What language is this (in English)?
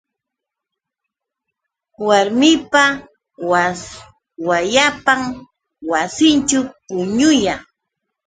Yauyos Quechua